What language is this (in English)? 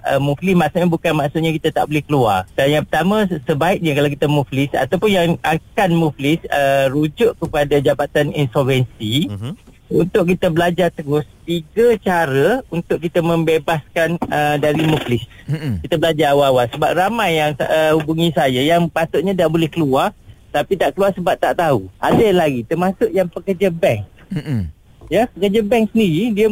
Malay